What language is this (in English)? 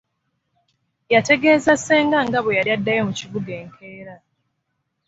Ganda